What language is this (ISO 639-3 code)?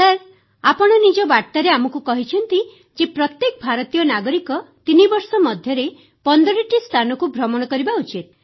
ori